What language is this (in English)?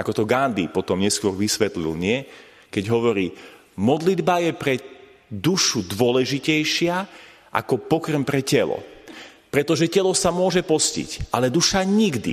Slovak